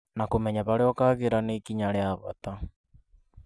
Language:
Kikuyu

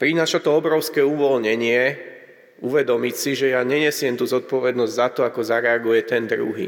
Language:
Slovak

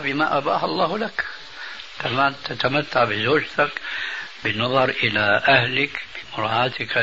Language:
Arabic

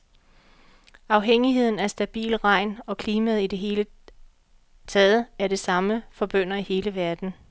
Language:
Danish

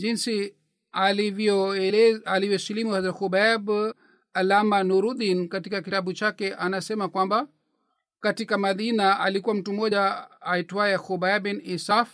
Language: Swahili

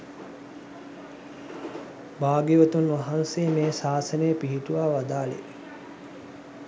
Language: Sinhala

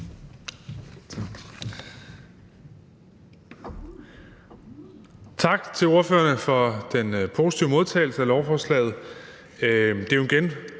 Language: Danish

